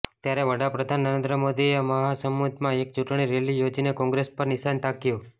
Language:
Gujarati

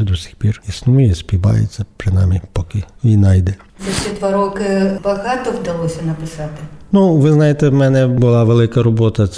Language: Ukrainian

